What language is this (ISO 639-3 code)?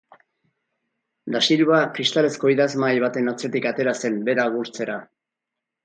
eus